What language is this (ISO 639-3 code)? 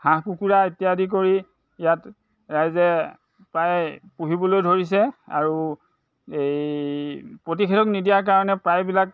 asm